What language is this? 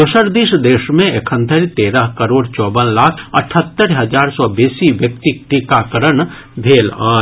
Maithili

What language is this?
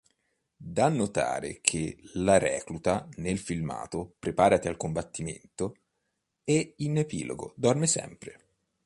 Italian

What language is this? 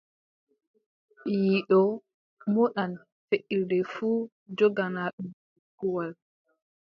Adamawa Fulfulde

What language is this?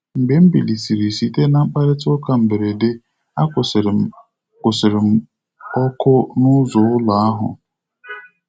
Igbo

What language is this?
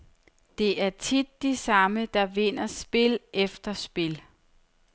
Danish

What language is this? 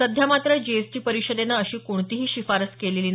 Marathi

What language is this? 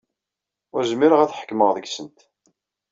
Kabyle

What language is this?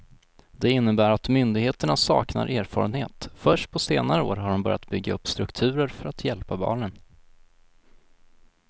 Swedish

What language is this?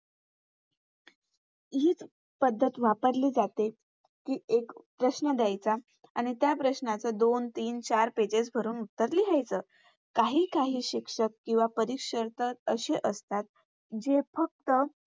Marathi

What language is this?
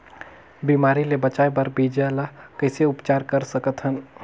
Chhattisgarhi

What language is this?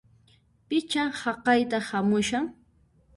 Puno Quechua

